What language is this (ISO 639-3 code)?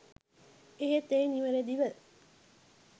sin